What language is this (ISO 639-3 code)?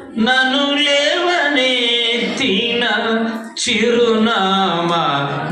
kor